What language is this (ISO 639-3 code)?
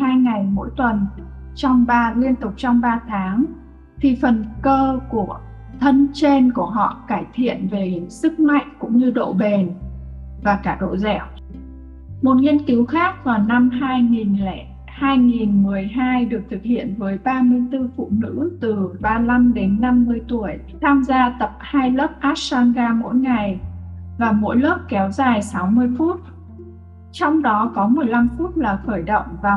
vie